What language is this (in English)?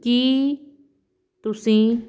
Punjabi